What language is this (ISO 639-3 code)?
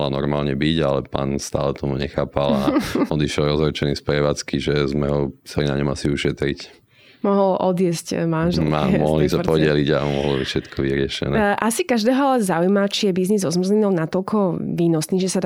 slk